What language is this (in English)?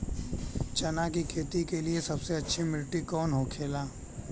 Bhojpuri